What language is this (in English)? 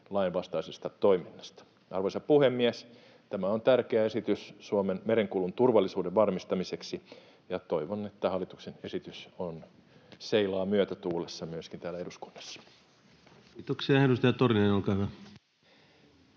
Finnish